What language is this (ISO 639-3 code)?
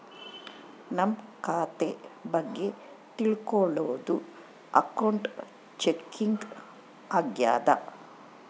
kan